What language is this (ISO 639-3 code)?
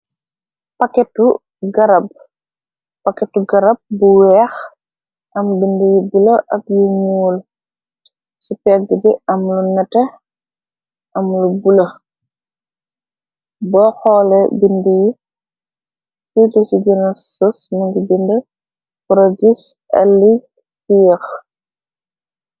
wol